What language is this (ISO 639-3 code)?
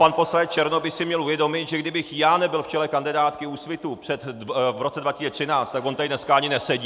ces